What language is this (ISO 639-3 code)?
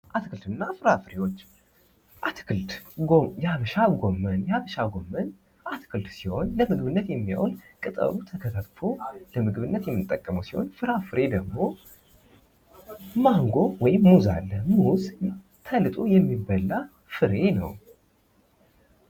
amh